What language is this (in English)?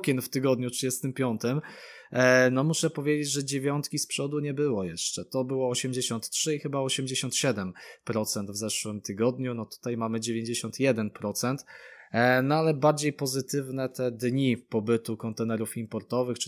Polish